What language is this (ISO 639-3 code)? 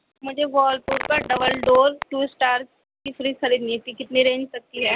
urd